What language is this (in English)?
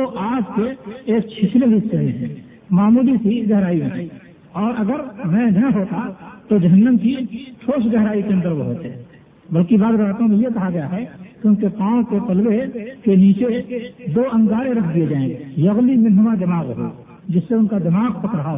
Urdu